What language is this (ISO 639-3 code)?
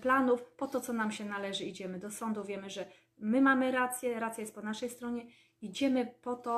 pol